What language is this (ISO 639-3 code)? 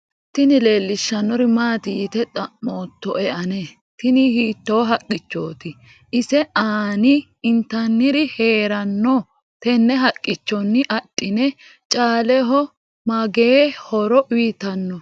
sid